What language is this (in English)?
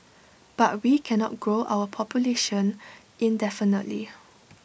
English